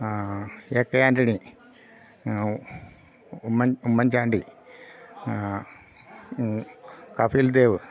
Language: Malayalam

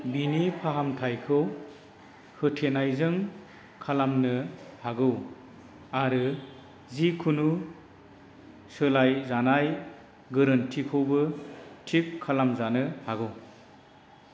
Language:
Bodo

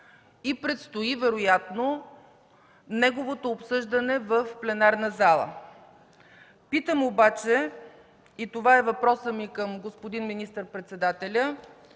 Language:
Bulgarian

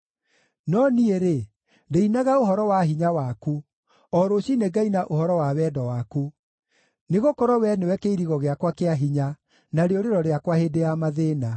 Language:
Kikuyu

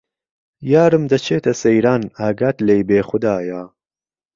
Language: Central Kurdish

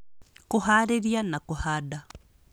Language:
Kikuyu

